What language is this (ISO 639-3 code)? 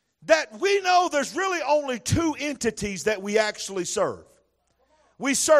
eng